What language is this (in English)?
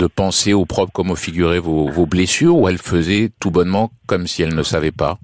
French